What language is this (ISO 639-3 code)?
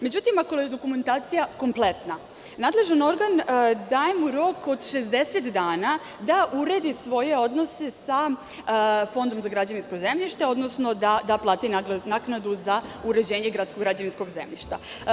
srp